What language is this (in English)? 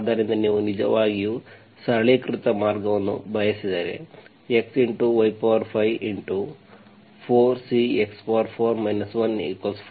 Kannada